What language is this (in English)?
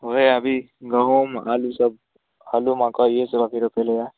Maithili